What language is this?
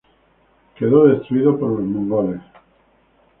Spanish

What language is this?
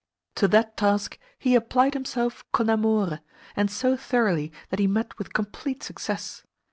English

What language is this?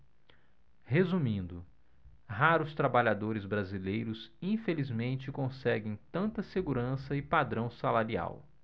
Portuguese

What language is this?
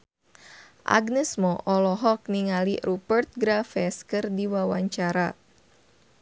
Sundanese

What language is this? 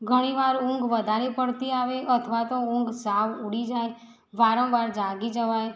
Gujarati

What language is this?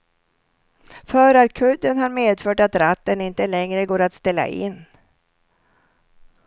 Swedish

